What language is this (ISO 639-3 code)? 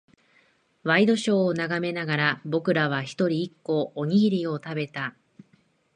jpn